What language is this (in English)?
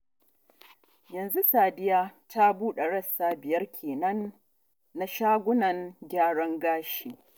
Hausa